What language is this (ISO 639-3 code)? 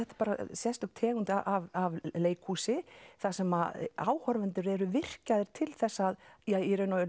isl